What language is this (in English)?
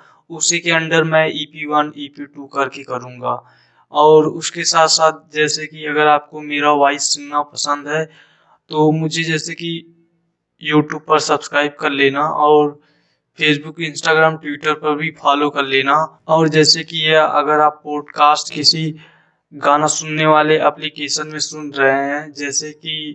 Hindi